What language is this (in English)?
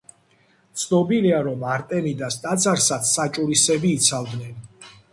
Georgian